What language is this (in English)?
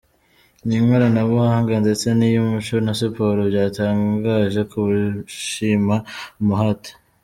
Kinyarwanda